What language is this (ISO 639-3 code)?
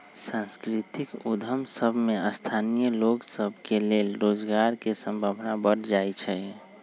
mag